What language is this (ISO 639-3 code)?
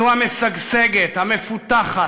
heb